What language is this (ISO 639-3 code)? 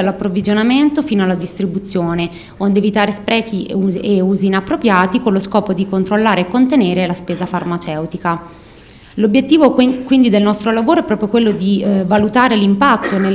ita